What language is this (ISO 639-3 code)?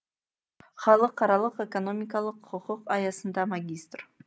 kaz